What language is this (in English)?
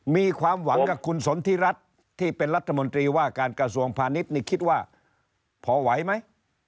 Thai